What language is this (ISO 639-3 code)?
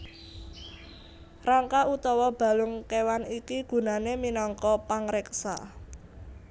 jav